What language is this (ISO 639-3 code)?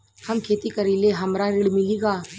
bho